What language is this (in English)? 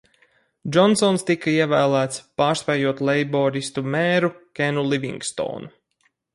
Latvian